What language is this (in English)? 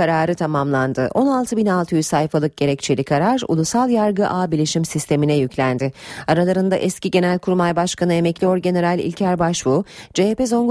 Turkish